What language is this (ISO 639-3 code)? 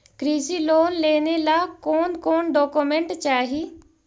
mag